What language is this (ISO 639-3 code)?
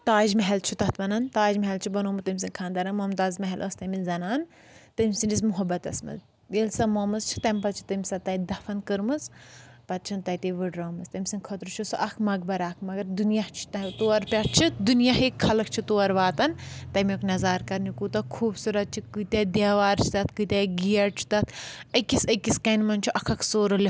kas